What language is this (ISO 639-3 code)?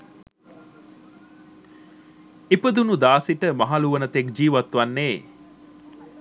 sin